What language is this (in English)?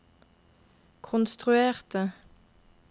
Norwegian